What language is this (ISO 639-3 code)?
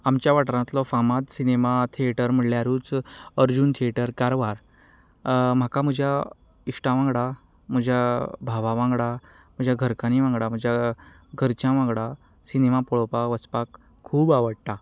kok